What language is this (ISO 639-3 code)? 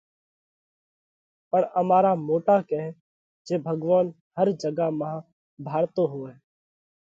kvx